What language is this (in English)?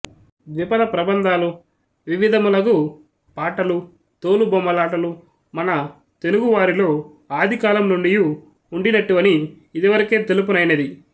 Telugu